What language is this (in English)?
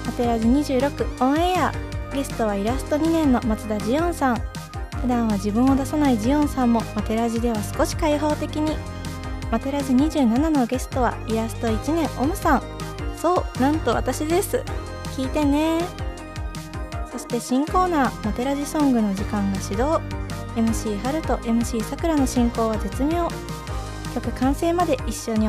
Japanese